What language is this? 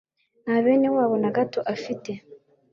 Kinyarwanda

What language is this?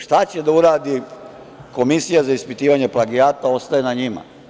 Serbian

